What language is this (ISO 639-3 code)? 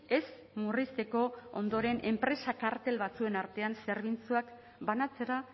eus